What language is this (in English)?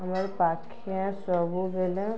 Odia